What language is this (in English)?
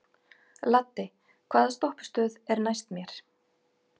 Icelandic